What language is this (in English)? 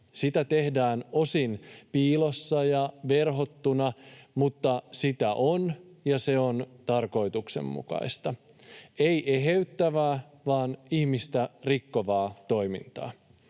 Finnish